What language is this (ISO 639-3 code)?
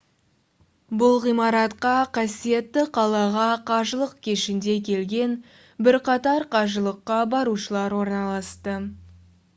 kaz